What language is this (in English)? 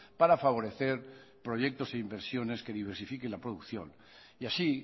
Spanish